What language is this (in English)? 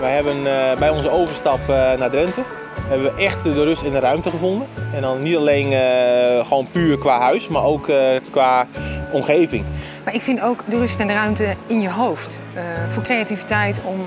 Dutch